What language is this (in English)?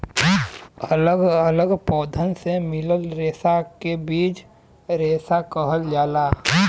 Bhojpuri